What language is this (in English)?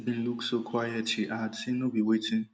Nigerian Pidgin